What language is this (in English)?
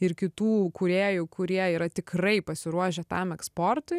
Lithuanian